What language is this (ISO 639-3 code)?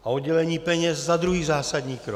ces